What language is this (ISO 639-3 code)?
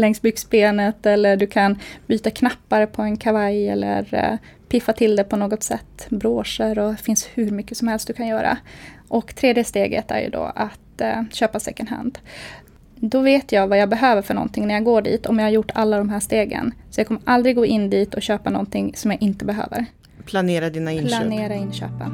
swe